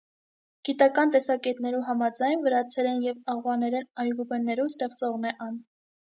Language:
Armenian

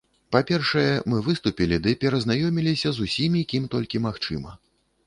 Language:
Belarusian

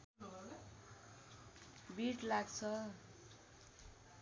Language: Nepali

